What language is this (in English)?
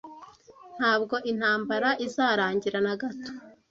Kinyarwanda